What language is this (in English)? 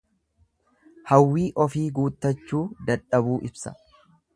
Oromo